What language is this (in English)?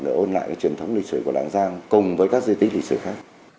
Vietnamese